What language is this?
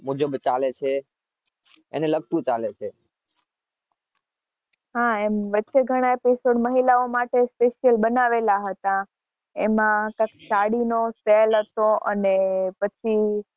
Gujarati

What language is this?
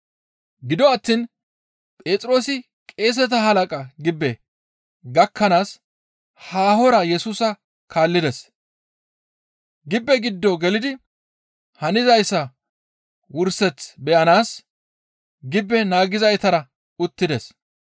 Gamo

